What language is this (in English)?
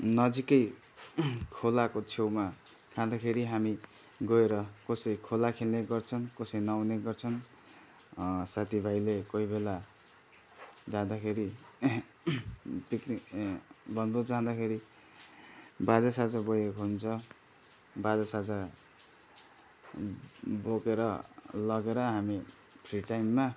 Nepali